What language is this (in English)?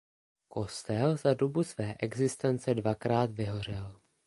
Czech